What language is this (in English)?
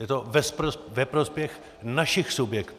Czech